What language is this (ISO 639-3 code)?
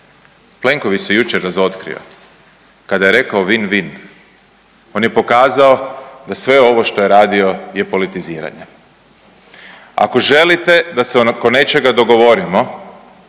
hrv